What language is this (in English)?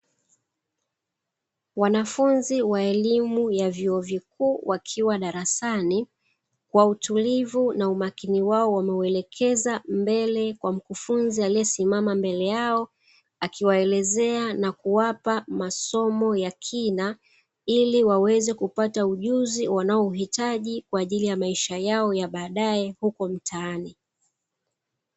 Swahili